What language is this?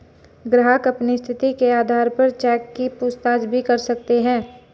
Hindi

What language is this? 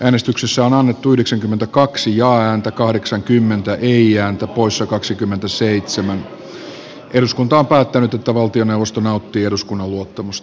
Finnish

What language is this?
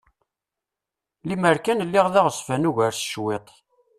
Kabyle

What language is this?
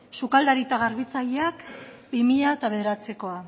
Basque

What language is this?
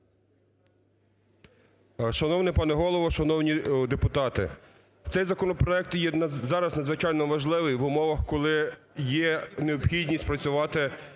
Ukrainian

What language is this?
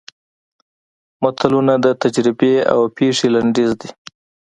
Pashto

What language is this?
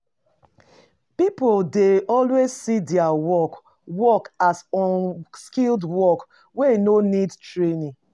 Nigerian Pidgin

